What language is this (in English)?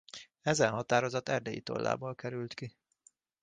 Hungarian